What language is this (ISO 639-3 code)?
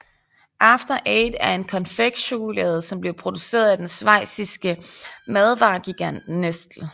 dan